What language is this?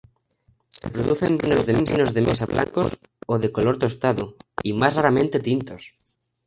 Spanish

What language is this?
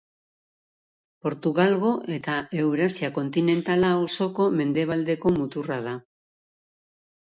Basque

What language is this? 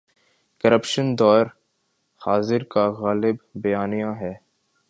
Urdu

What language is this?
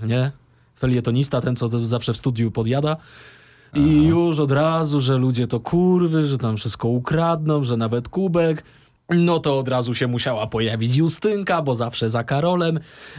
Polish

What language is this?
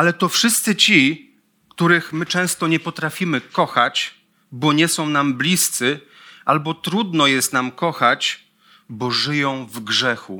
Polish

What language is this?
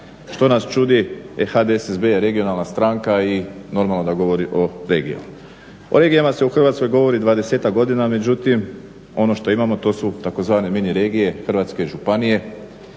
Croatian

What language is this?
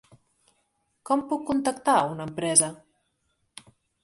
Catalan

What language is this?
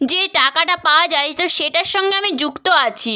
Bangla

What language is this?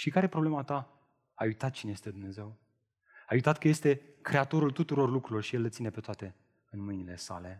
Romanian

